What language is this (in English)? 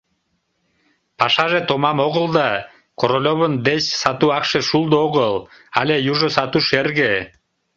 Mari